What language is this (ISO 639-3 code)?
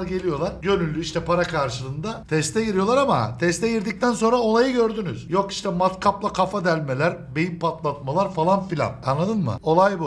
tur